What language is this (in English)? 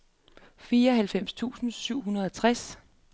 Danish